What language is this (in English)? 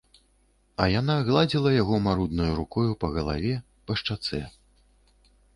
Belarusian